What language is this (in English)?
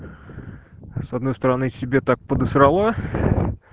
Russian